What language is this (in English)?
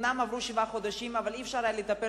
Hebrew